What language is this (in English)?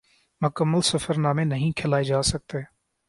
Urdu